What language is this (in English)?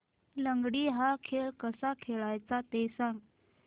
Marathi